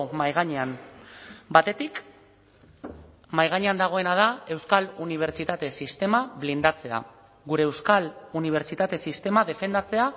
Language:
Basque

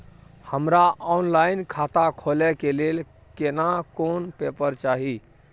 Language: Maithili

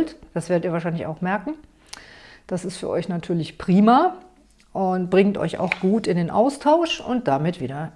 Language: German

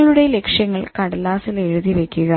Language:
Malayalam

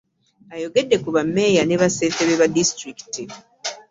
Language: Ganda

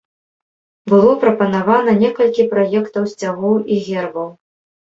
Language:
Belarusian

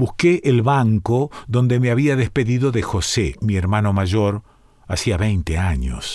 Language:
Spanish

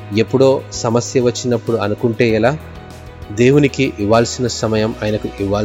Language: Telugu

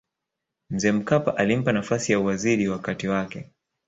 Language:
Swahili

